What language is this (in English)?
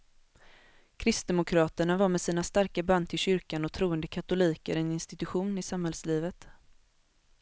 Swedish